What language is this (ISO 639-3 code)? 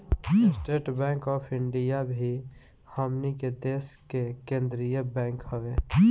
bho